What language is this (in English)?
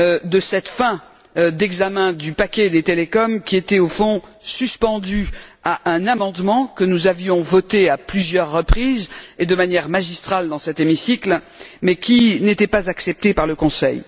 French